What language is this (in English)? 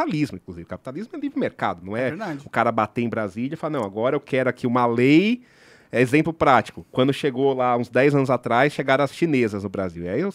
Portuguese